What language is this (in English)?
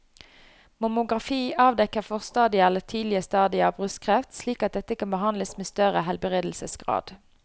Norwegian